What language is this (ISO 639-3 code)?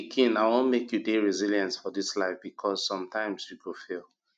pcm